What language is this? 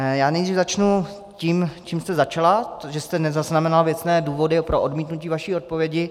Czech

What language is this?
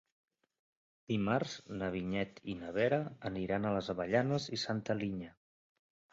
Catalan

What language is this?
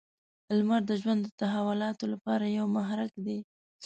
Pashto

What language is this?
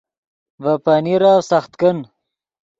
Yidgha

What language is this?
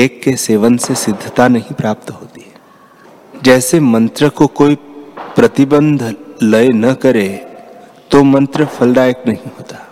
Hindi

